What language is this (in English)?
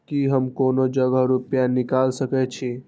Maithili